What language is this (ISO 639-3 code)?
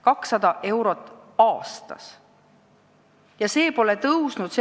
est